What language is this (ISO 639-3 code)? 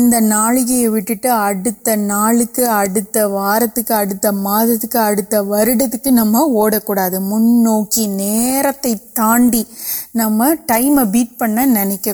urd